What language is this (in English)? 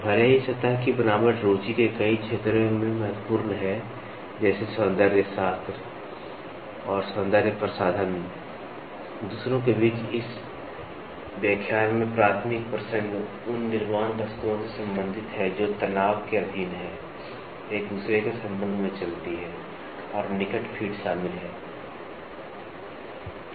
Hindi